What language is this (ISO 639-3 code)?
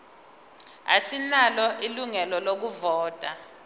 zul